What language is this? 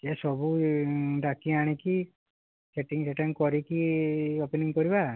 Odia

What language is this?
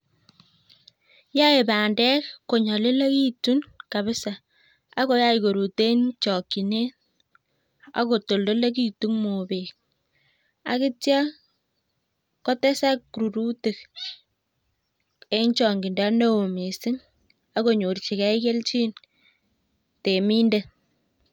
Kalenjin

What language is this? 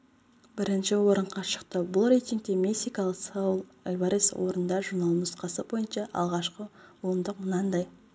Kazakh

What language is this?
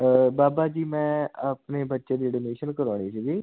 Punjabi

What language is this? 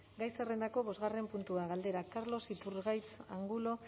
Basque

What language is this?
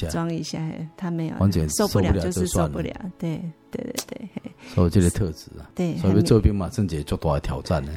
Chinese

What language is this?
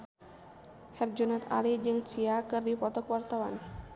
Sundanese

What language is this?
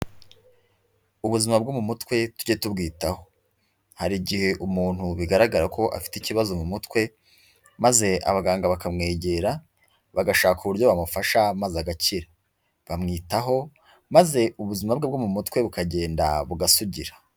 Kinyarwanda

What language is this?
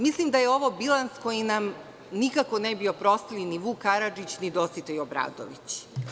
Serbian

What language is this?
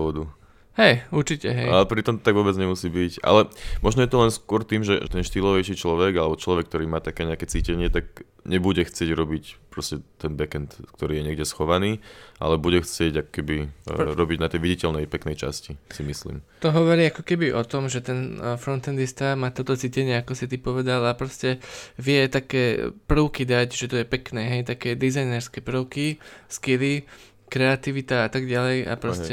Slovak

